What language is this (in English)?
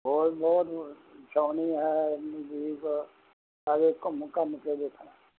Punjabi